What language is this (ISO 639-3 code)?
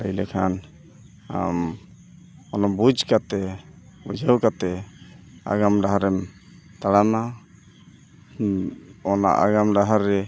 sat